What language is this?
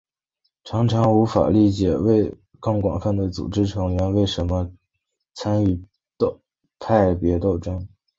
Chinese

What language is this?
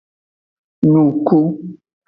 Aja (Benin)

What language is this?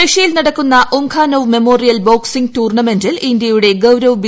Malayalam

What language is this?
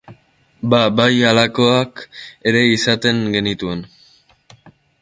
Basque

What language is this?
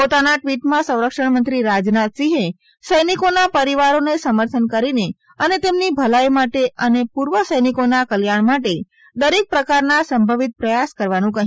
Gujarati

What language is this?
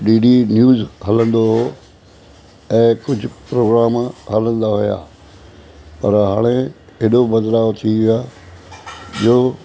Sindhi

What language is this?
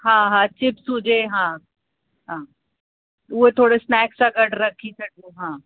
Sindhi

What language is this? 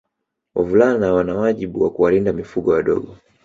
Swahili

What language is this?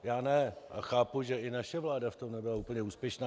Czech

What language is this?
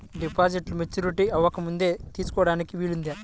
Telugu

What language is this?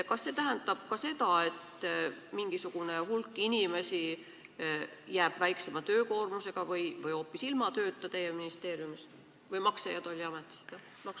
Estonian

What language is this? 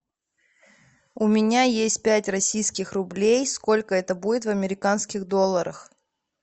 Russian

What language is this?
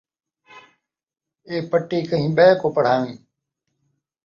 Saraiki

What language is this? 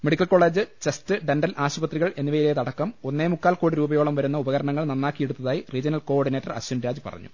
Malayalam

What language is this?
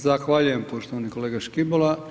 Croatian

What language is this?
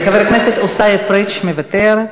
Hebrew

